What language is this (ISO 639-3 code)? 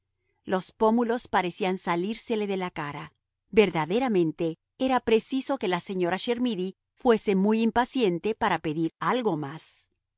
spa